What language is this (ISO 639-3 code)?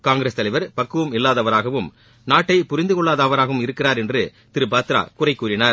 tam